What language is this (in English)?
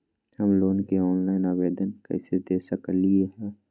Magahi